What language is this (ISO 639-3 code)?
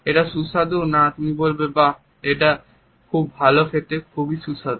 ben